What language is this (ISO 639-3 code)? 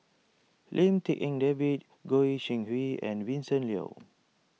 eng